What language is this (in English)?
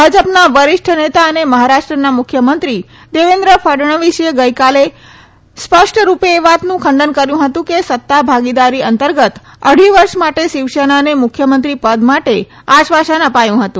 Gujarati